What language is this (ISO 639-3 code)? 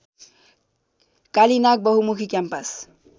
nep